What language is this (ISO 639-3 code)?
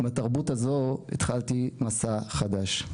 heb